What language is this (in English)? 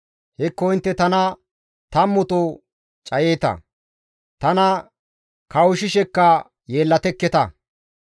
Gamo